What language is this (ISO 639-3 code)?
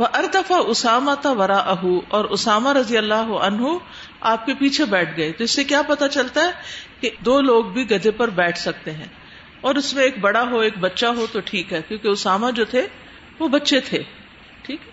urd